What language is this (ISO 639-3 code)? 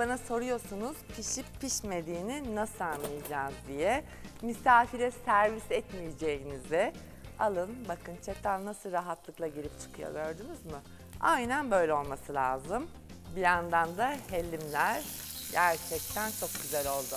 tur